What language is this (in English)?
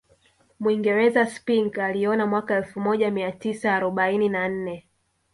Swahili